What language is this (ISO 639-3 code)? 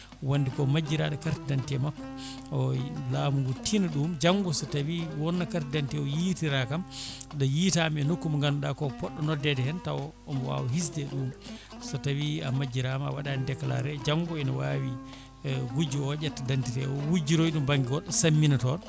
ful